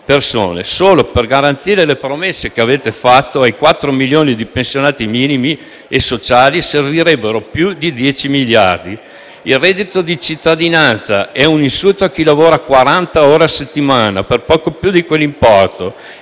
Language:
Italian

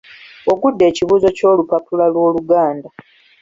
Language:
Ganda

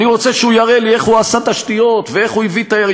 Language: Hebrew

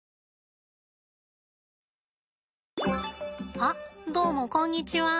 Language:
Japanese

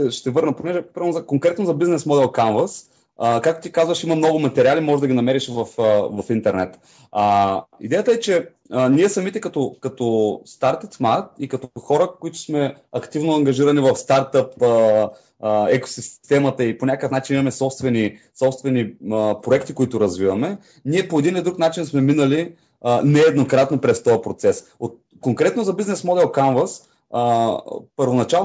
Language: Bulgarian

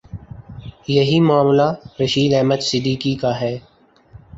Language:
Urdu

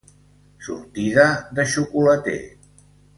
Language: Catalan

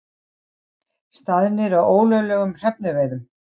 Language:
Icelandic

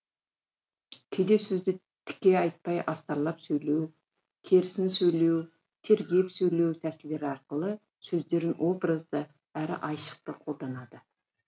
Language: Kazakh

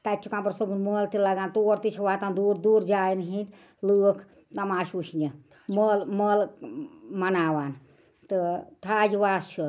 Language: Kashmiri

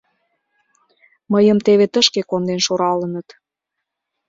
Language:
Mari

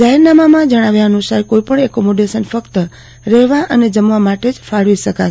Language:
Gujarati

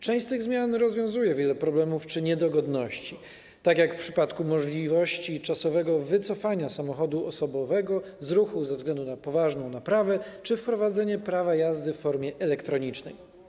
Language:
Polish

